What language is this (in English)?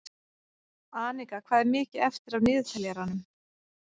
Icelandic